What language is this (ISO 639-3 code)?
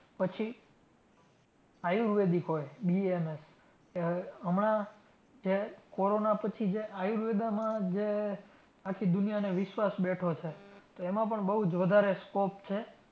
guj